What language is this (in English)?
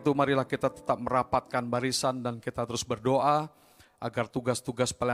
Indonesian